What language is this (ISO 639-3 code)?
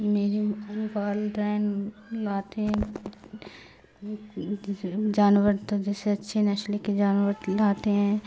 urd